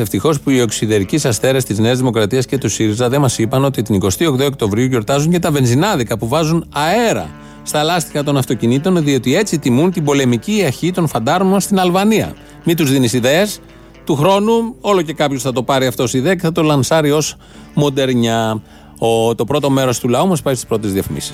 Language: Greek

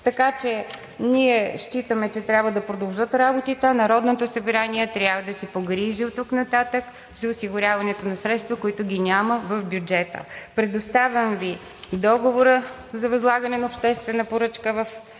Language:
Bulgarian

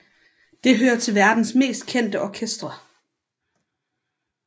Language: Danish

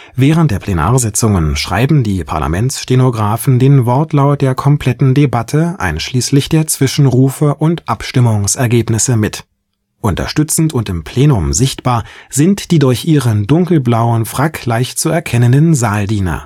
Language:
German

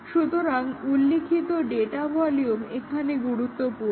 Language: Bangla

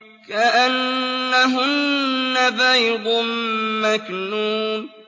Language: Arabic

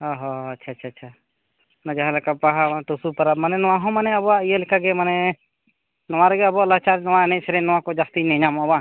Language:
Santali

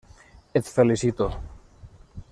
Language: Catalan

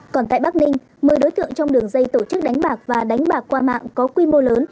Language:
Vietnamese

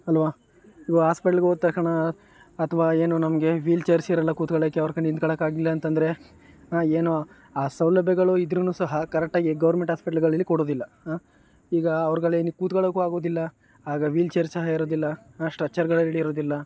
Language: Kannada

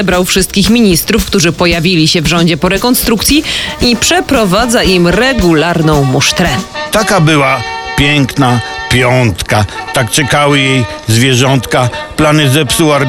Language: Polish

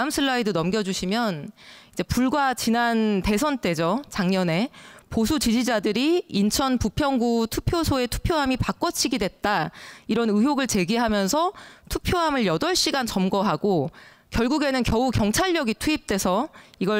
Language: Korean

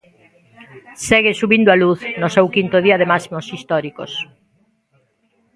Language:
Galician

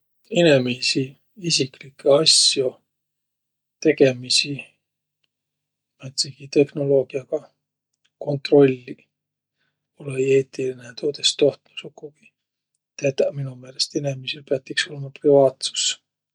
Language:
Võro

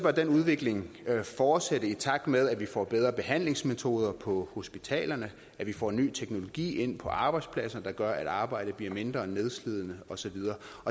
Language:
Danish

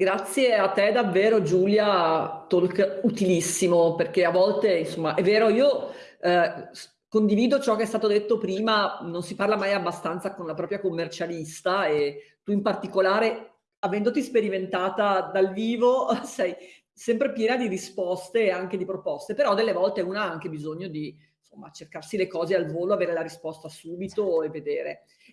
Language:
Italian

